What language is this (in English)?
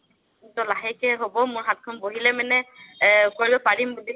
Assamese